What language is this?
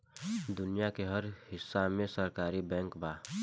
Bhojpuri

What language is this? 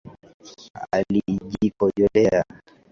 Swahili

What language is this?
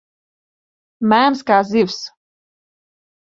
Latvian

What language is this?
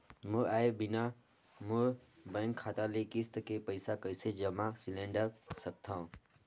Chhattisgarhi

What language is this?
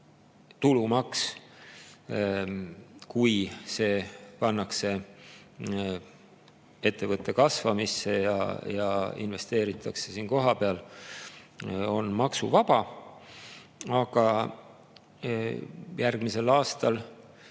Estonian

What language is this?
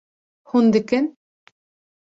Kurdish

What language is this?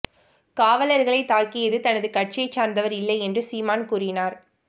Tamil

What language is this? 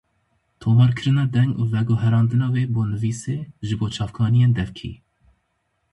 Kurdish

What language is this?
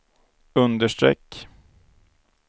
Swedish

